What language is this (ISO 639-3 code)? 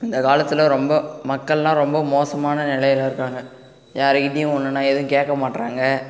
tam